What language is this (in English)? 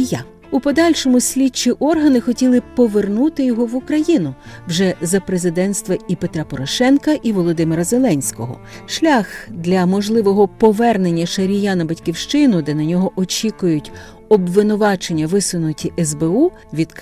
Ukrainian